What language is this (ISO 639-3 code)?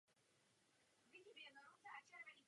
ces